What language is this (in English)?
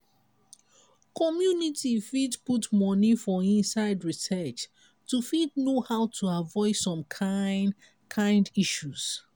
Nigerian Pidgin